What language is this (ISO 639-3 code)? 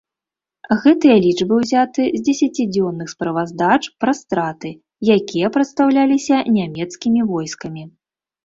bel